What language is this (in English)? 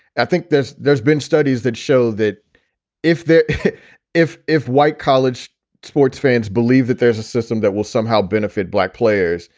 English